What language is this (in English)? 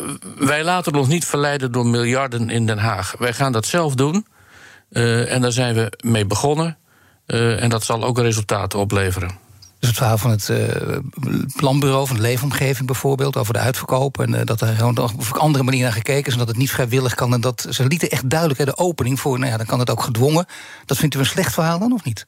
Dutch